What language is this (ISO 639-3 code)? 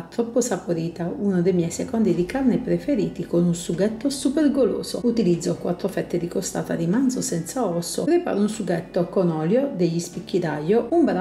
ita